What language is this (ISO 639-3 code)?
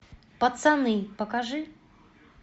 rus